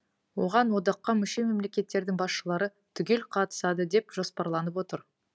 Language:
Kazakh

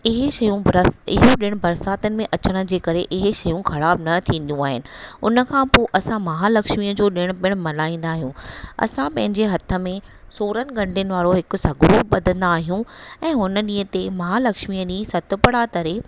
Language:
Sindhi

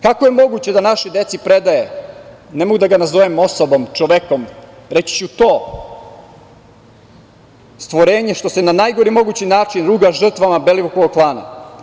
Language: Serbian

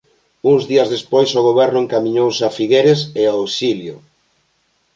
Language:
Galician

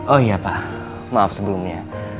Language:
Indonesian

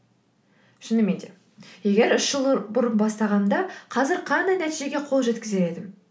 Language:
Kazakh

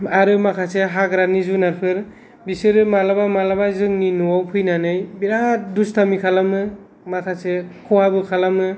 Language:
Bodo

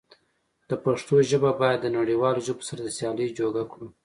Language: Pashto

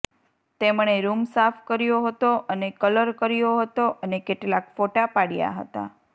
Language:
Gujarati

